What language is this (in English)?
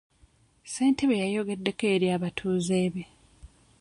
Ganda